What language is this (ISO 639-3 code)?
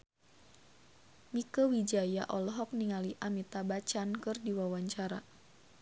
sun